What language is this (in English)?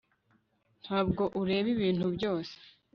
Kinyarwanda